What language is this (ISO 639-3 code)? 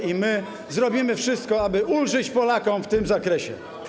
pol